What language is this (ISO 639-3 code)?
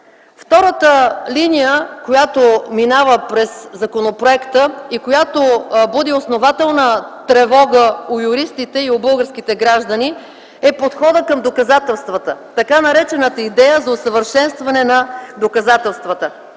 bul